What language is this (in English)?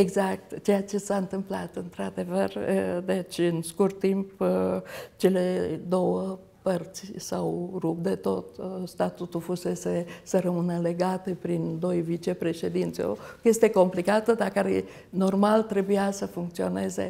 Romanian